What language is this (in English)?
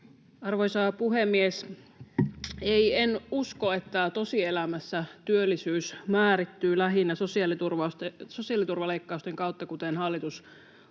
Finnish